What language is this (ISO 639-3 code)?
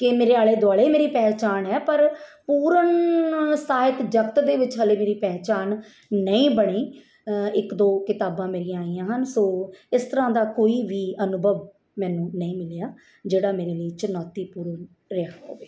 pan